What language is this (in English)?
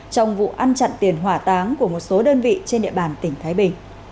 Vietnamese